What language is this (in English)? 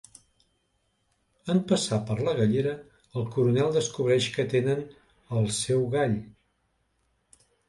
Catalan